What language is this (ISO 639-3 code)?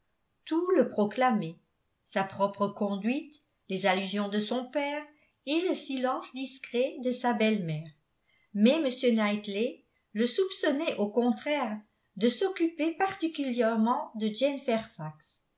fra